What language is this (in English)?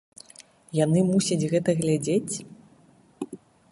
Belarusian